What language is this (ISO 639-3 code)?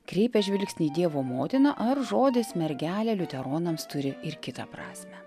lit